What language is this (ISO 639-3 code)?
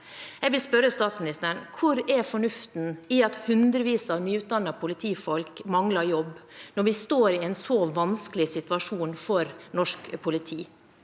nor